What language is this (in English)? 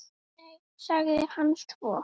Icelandic